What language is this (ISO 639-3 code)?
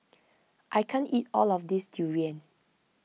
eng